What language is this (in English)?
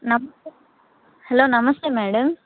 Telugu